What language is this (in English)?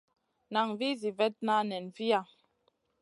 Masana